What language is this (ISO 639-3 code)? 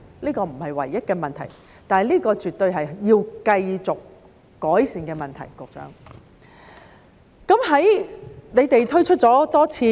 yue